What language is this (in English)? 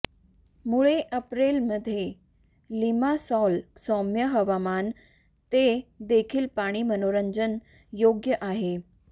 Marathi